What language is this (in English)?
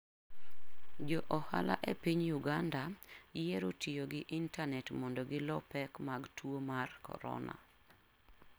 Luo (Kenya and Tanzania)